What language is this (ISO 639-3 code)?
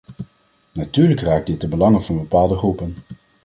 nld